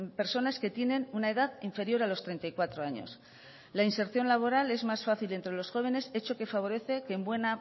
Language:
Spanish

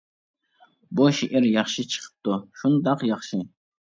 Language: Uyghur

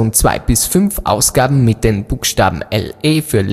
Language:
German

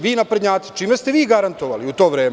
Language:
Serbian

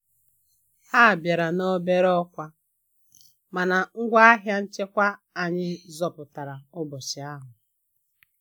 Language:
Igbo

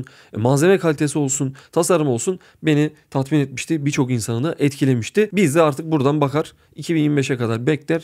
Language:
Turkish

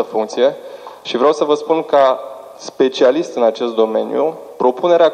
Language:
Romanian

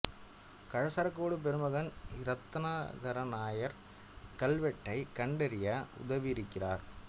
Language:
Tamil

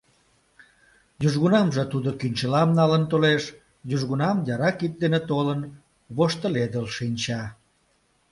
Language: Mari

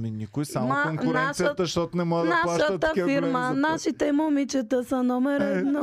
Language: Bulgarian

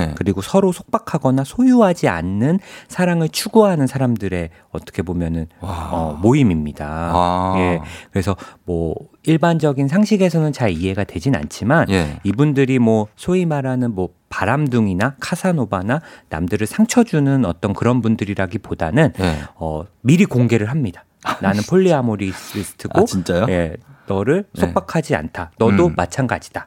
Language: Korean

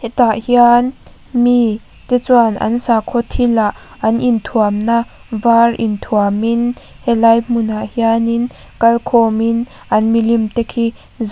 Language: Mizo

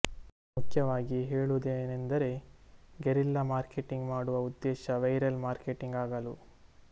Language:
Kannada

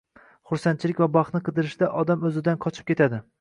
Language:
Uzbek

